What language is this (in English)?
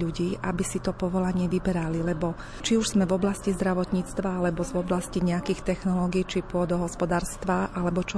Slovak